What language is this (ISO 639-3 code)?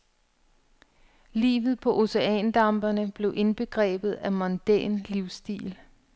dan